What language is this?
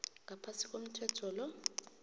South Ndebele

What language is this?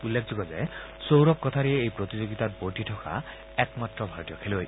Assamese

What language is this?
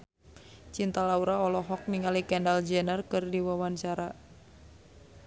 Sundanese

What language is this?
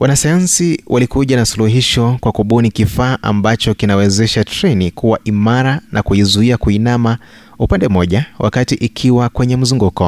Swahili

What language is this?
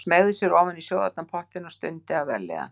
Icelandic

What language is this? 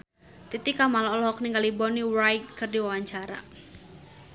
Sundanese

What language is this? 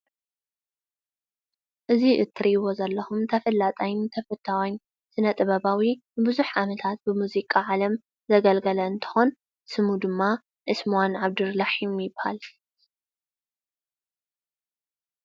Tigrinya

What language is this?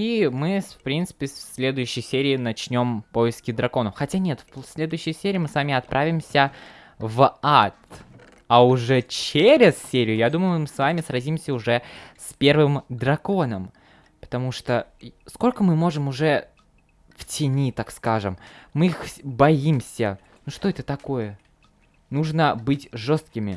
Russian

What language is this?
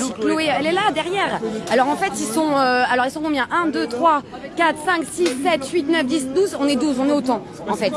French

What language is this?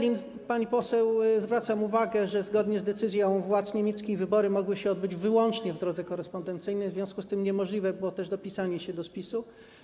Polish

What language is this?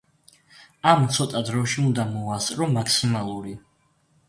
Georgian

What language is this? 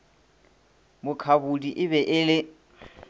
Northern Sotho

